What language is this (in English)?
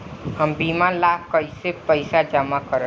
Bhojpuri